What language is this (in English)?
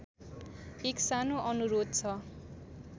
Nepali